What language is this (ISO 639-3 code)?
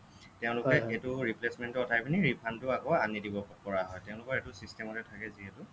asm